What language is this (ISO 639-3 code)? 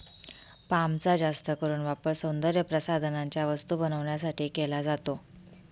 mar